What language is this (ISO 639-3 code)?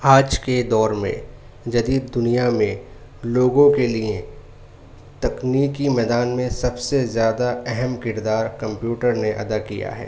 urd